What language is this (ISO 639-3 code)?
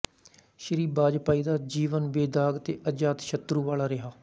pan